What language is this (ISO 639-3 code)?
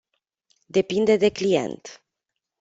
ron